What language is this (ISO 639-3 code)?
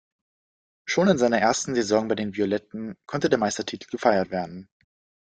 deu